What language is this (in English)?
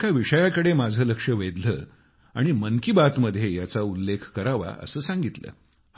Marathi